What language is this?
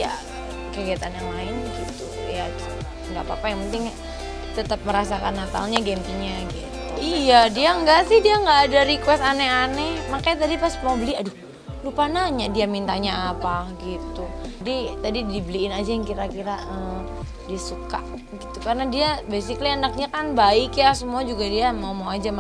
Indonesian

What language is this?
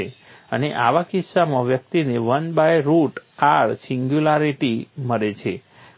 Gujarati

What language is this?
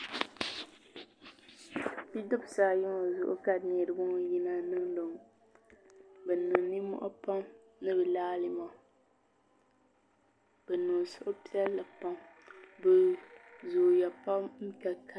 Dagbani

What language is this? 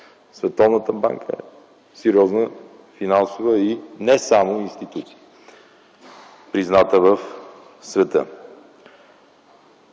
Bulgarian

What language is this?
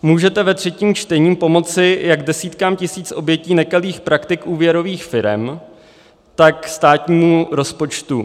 Czech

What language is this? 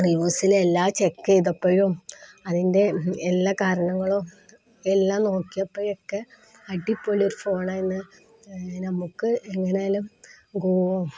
Malayalam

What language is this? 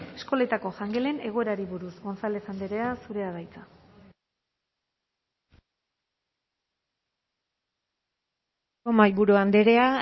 Basque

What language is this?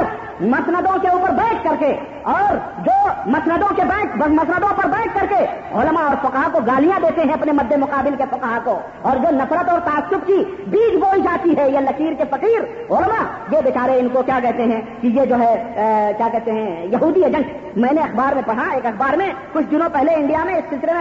Urdu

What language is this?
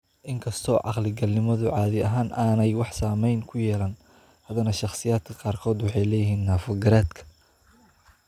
Somali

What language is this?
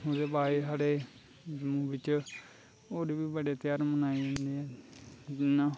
Dogri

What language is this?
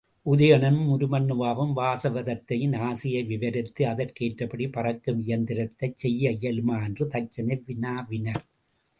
Tamil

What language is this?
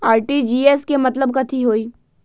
Magahi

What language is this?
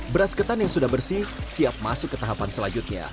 Indonesian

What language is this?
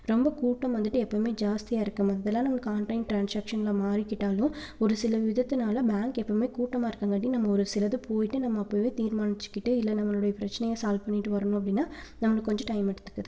Tamil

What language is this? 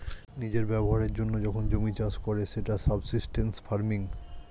Bangla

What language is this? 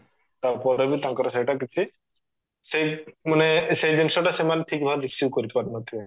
Odia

